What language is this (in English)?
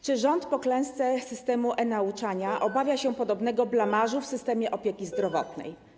Polish